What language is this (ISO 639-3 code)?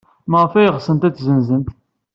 kab